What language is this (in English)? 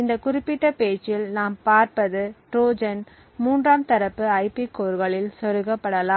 Tamil